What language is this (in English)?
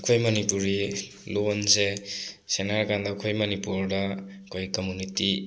Manipuri